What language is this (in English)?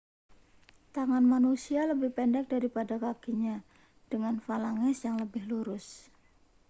Indonesian